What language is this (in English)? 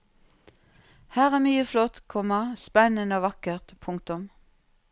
Norwegian